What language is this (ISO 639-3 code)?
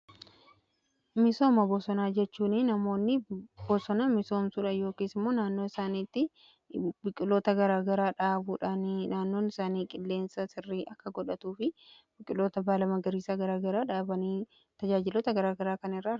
orm